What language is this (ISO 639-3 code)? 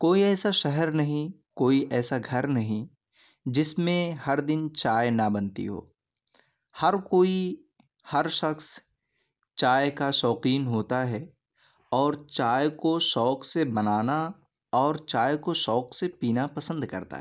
urd